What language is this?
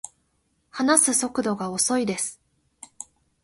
Japanese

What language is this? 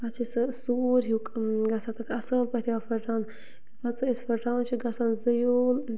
Kashmiri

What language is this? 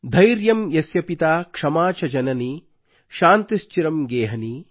Kannada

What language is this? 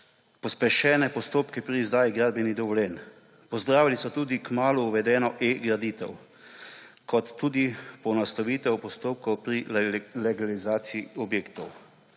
Slovenian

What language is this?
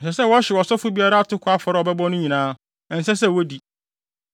Akan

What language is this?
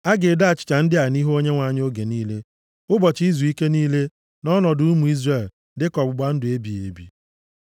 Igbo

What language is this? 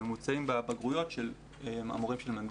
Hebrew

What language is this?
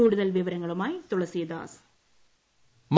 Malayalam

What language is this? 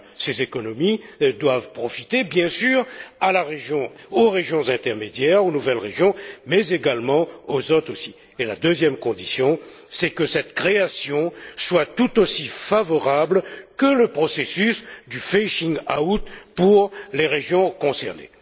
French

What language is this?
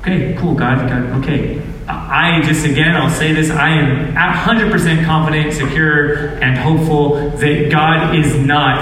English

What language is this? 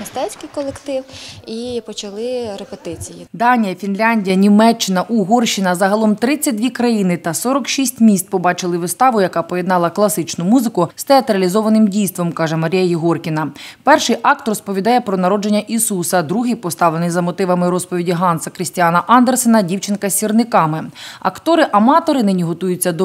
Ukrainian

